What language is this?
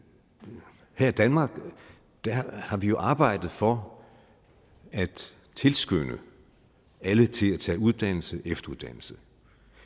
Danish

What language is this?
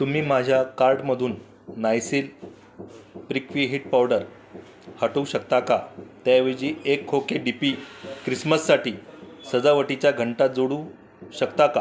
Marathi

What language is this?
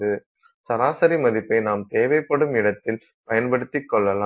Tamil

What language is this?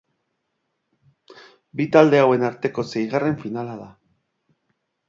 Basque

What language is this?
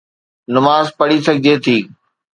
Sindhi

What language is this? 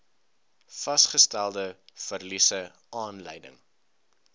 Afrikaans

